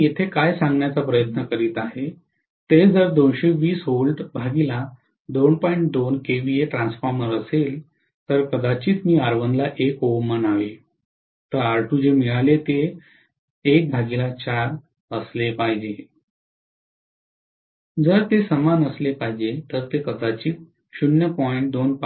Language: Marathi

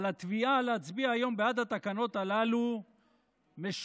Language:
Hebrew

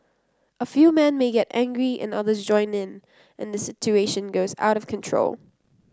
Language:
English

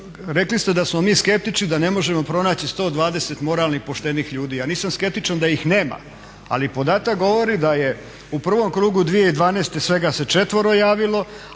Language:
Croatian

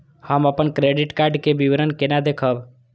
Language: Maithili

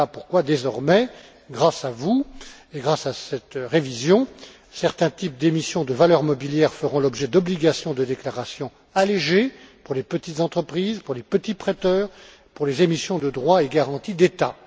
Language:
French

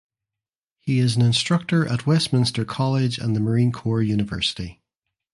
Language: English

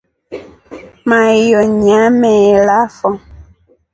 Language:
Rombo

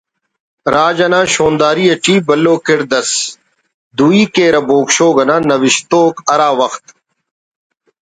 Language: Brahui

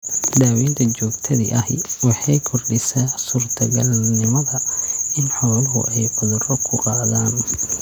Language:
Somali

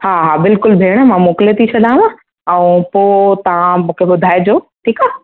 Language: Sindhi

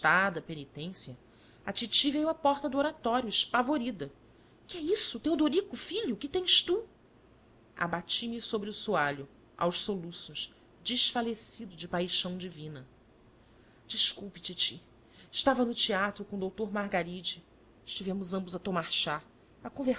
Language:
Portuguese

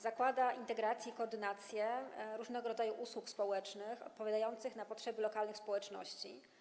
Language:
Polish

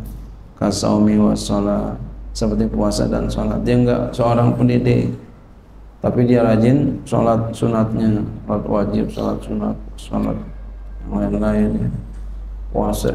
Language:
Indonesian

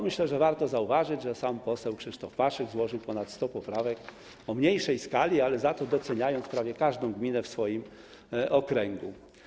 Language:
Polish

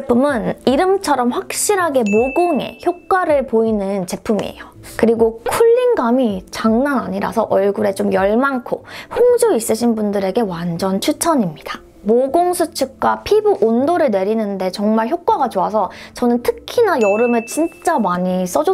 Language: Korean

